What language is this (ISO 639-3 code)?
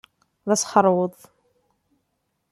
kab